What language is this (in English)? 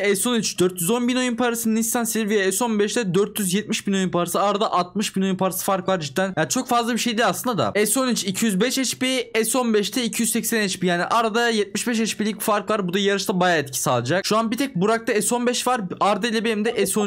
Turkish